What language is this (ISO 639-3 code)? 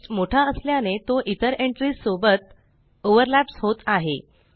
mar